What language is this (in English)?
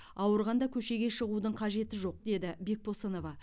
Kazakh